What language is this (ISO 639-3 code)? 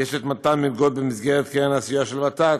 heb